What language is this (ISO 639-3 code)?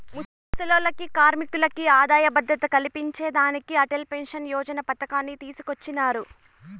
tel